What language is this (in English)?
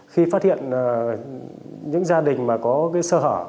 Vietnamese